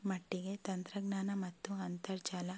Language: Kannada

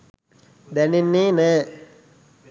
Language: Sinhala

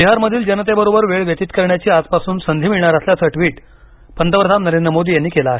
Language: Marathi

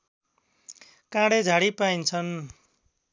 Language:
Nepali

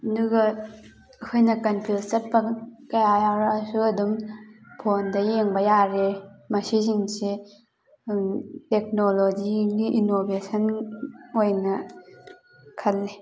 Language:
Manipuri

